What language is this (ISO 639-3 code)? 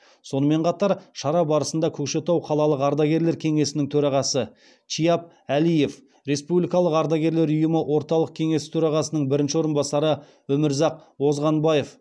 kaz